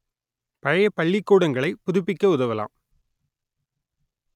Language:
Tamil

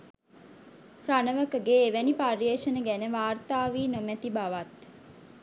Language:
Sinhala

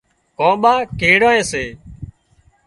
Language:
Wadiyara Koli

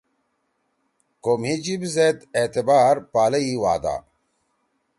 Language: Torwali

